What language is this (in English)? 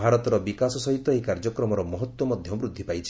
Odia